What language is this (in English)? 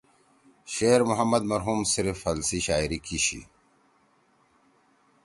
Torwali